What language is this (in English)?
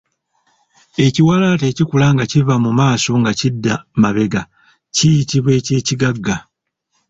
Ganda